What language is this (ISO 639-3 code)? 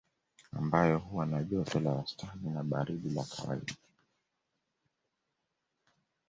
swa